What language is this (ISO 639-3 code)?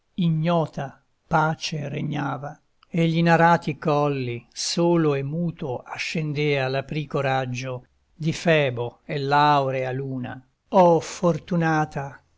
ita